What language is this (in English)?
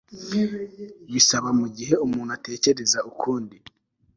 Kinyarwanda